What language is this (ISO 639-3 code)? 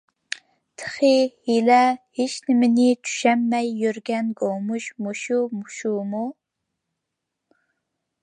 uig